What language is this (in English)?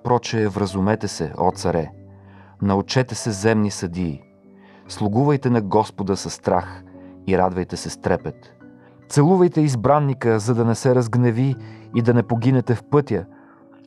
Bulgarian